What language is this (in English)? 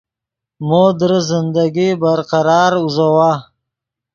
Yidgha